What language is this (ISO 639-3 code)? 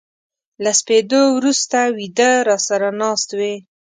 pus